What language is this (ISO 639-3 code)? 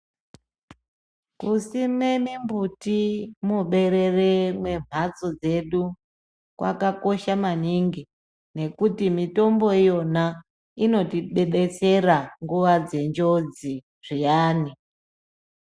ndc